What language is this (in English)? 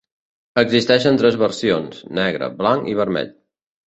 Catalan